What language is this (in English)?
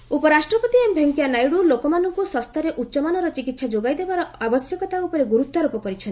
Odia